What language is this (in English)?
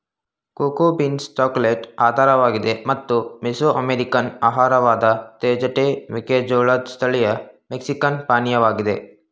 Kannada